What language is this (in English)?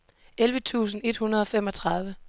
Danish